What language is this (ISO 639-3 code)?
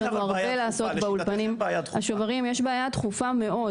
heb